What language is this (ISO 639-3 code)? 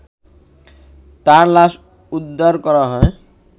ben